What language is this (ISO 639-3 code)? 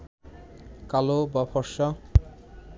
ben